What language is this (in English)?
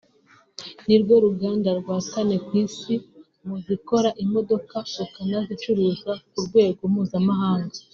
Kinyarwanda